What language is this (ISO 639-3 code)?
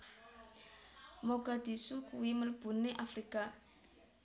jav